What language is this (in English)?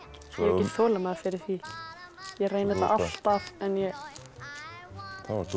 Icelandic